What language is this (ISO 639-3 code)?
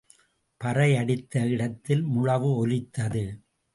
tam